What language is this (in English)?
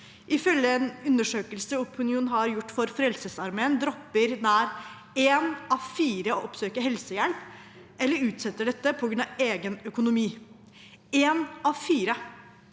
Norwegian